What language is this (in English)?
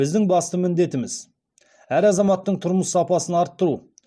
Kazakh